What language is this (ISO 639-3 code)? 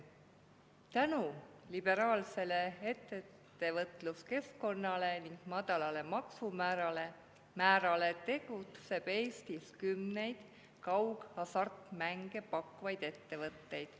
est